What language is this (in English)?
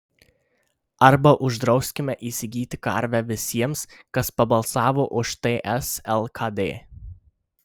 Lithuanian